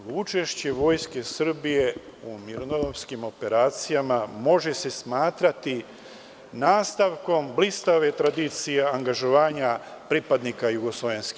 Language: Serbian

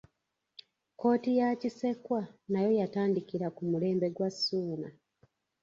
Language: Ganda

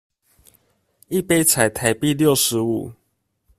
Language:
Chinese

